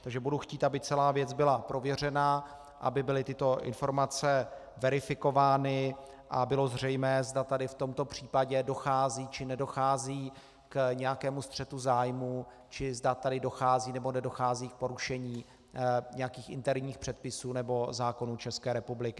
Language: Czech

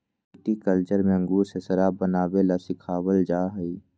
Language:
Magahi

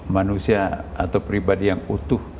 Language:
Indonesian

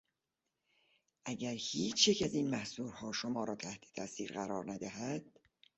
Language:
Persian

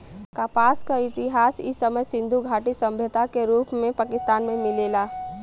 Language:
Bhojpuri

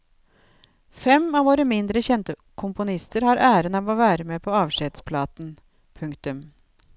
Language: Norwegian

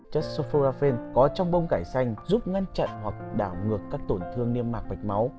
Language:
Vietnamese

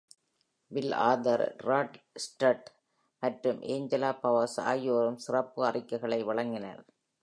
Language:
Tamil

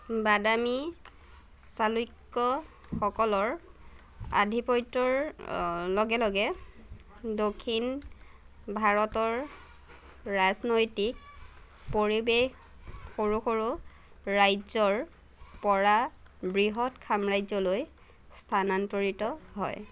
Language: Assamese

